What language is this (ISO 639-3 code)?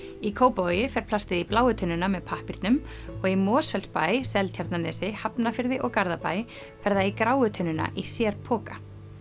isl